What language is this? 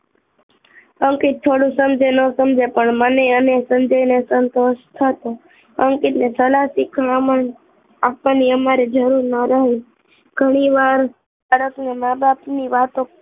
Gujarati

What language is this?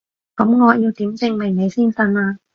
Cantonese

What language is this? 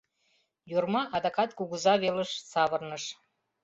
Mari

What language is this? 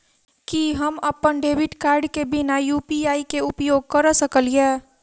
Maithili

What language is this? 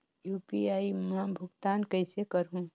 Chhattisgarhi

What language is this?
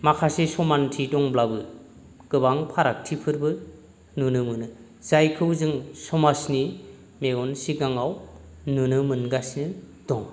Bodo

